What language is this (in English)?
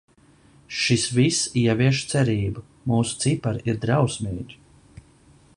Latvian